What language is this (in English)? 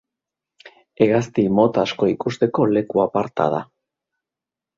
Basque